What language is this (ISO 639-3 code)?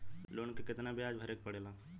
bho